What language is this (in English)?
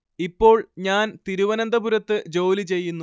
Malayalam